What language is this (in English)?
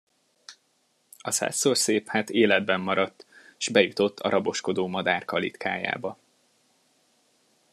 Hungarian